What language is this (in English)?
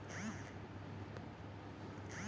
Magahi